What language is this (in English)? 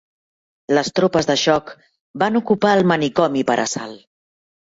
Catalan